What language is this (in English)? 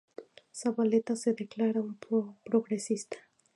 Spanish